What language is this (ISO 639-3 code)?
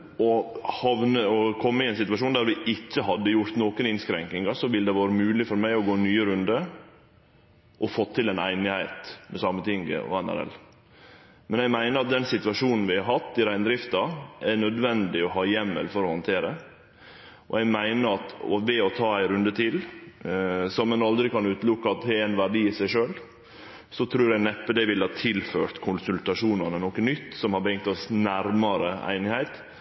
nno